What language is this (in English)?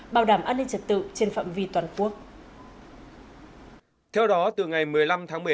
Vietnamese